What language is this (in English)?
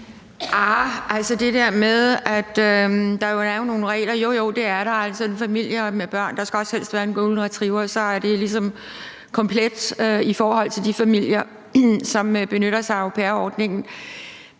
Danish